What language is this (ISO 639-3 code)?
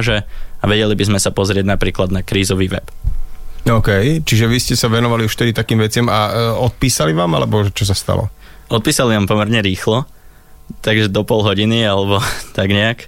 slk